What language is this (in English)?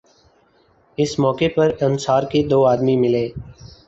Urdu